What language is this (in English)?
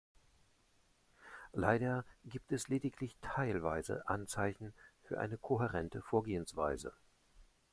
German